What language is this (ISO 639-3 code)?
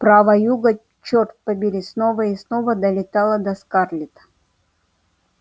rus